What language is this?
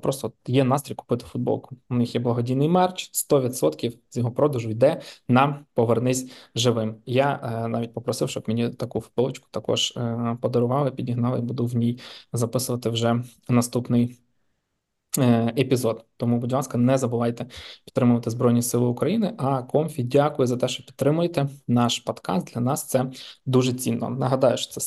Ukrainian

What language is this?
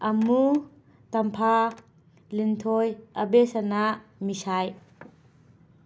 Manipuri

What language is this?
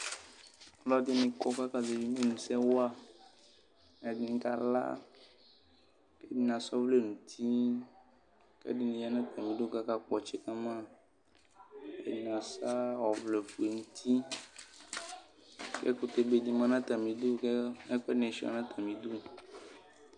Ikposo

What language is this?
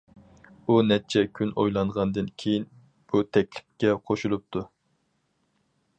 Uyghur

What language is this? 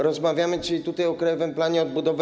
Polish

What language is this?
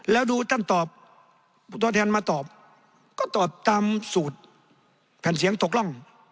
Thai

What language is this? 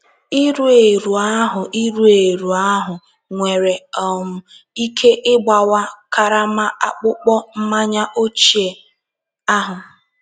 Igbo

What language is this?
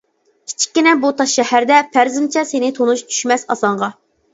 Uyghur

